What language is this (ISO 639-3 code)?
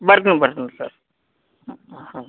kan